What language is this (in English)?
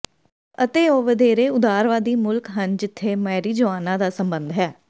Punjabi